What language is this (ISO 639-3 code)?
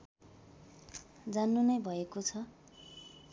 nep